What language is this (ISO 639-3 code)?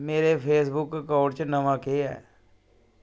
doi